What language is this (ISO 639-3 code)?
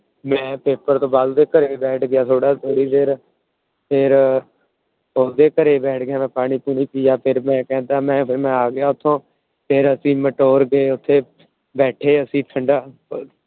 pan